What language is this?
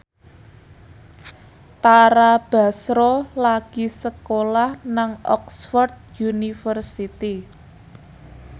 Javanese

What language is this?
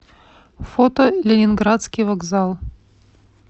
Russian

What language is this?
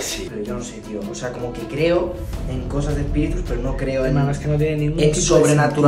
Spanish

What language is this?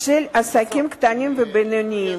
Hebrew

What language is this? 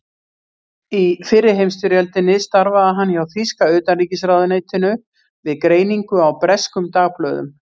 Icelandic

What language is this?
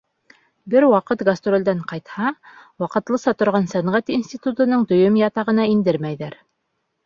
Bashkir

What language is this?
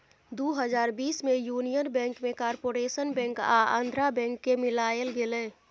Maithili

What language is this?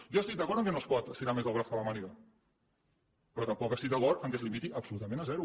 Catalan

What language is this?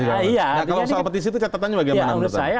Indonesian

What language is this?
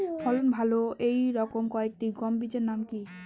Bangla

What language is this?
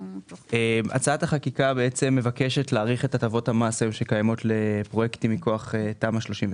Hebrew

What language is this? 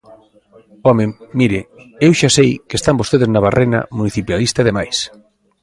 Galician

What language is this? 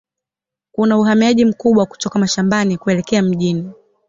Swahili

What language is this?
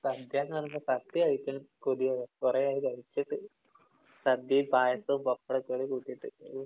Malayalam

